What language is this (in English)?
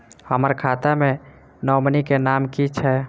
Maithili